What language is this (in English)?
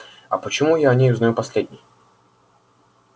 Russian